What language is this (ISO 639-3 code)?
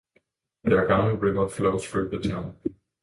eng